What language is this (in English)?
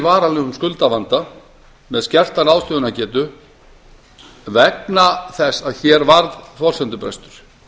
Icelandic